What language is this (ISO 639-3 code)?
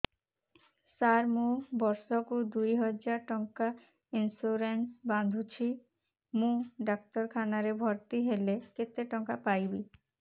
ori